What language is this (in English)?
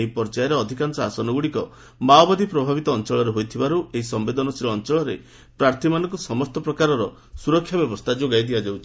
Odia